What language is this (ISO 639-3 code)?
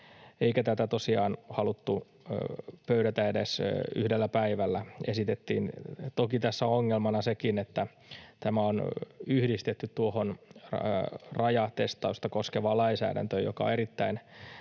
fin